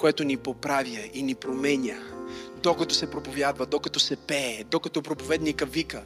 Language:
Bulgarian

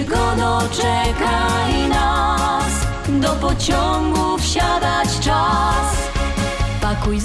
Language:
Polish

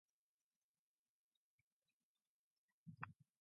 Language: English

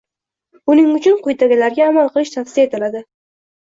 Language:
Uzbek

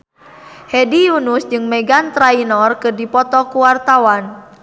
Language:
Sundanese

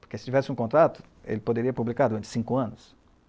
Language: Portuguese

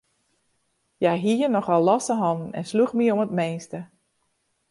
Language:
Western Frisian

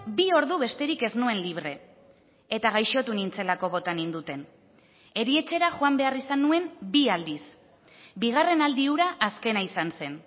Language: Basque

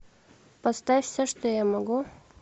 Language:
Russian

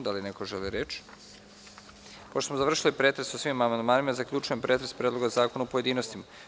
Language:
Serbian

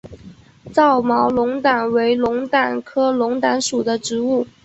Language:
Chinese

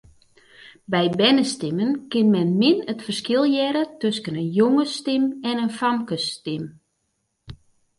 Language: Western Frisian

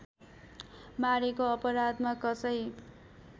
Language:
Nepali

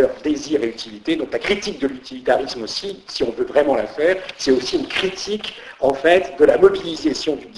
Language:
French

